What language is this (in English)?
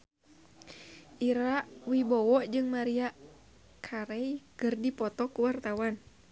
Sundanese